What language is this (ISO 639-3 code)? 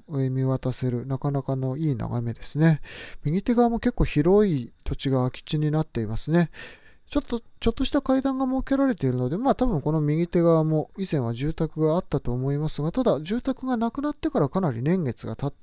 jpn